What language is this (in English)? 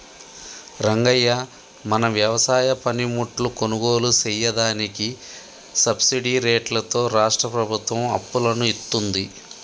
Telugu